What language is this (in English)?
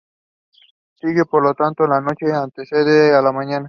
Spanish